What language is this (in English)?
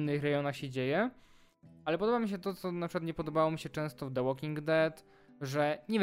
Polish